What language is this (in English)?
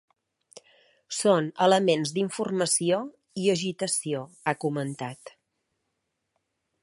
Catalan